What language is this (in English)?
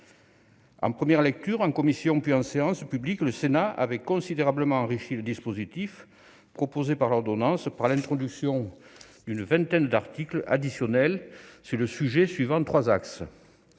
French